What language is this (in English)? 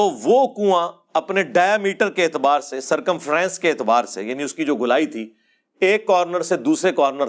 Urdu